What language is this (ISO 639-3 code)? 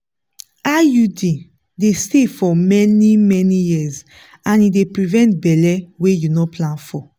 pcm